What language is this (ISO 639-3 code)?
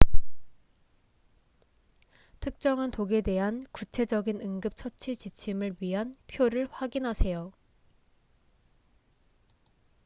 kor